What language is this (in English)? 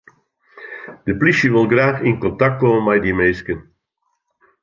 Western Frisian